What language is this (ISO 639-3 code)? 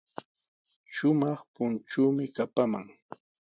qws